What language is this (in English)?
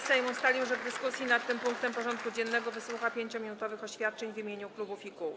Polish